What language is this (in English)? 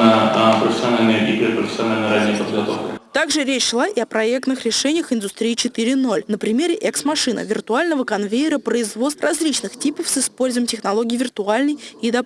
Russian